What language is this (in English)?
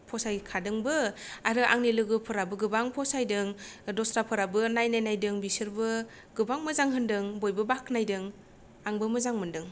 Bodo